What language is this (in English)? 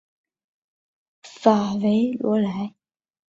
Chinese